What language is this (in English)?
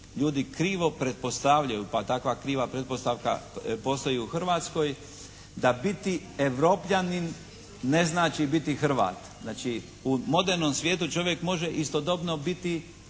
Croatian